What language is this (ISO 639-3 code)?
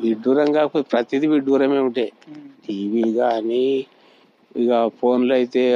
tel